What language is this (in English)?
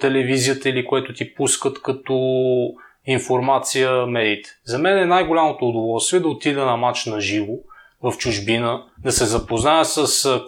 Bulgarian